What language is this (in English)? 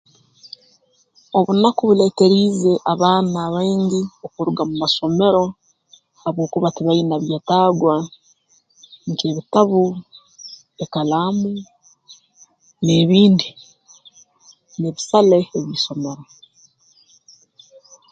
Tooro